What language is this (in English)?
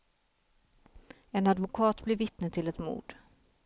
Swedish